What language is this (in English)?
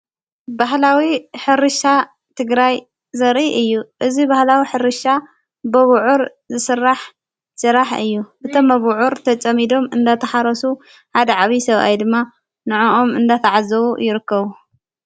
Tigrinya